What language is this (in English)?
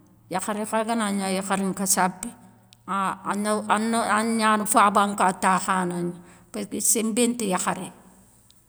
Soninke